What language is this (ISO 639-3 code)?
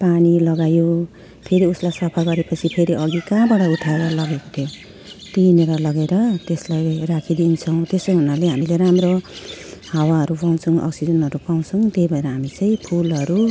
nep